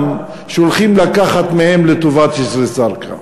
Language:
Hebrew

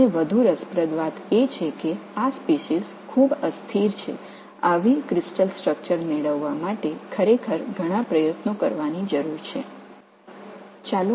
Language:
Tamil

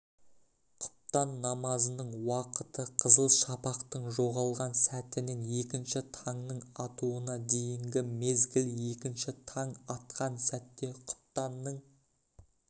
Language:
Kazakh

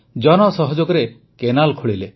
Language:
Odia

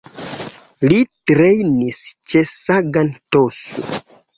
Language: Esperanto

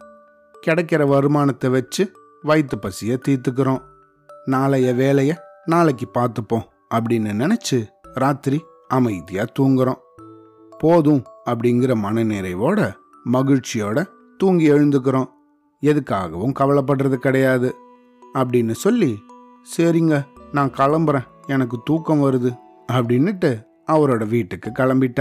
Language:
Tamil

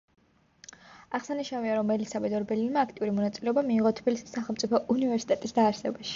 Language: Georgian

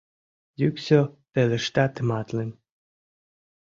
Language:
Mari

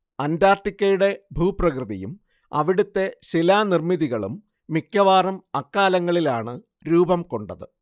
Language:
Malayalam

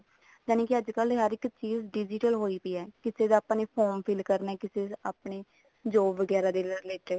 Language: Punjabi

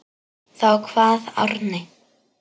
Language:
Icelandic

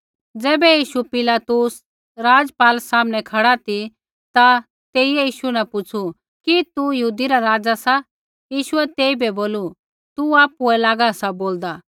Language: Kullu Pahari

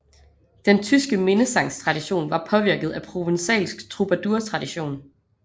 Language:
Danish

